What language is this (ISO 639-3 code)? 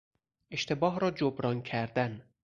fas